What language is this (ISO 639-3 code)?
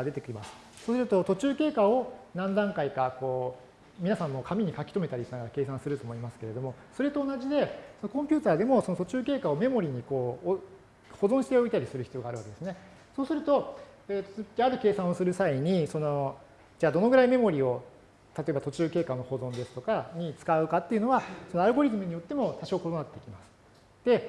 jpn